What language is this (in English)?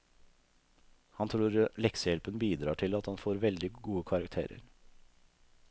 Norwegian